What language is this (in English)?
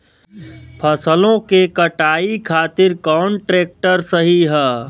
Bhojpuri